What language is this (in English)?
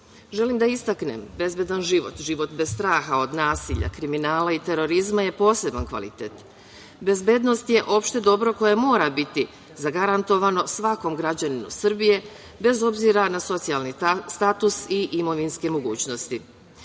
Serbian